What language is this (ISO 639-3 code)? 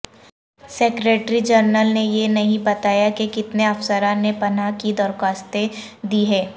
urd